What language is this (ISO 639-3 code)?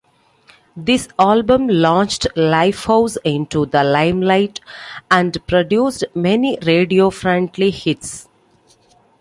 eng